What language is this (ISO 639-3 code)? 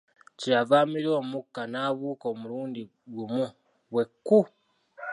lug